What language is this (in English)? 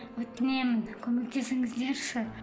Kazakh